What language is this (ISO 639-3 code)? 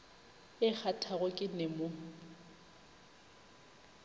nso